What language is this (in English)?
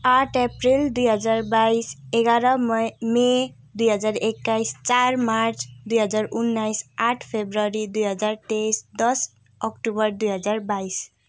Nepali